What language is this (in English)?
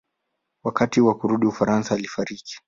Swahili